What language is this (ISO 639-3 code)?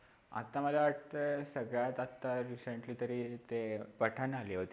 mar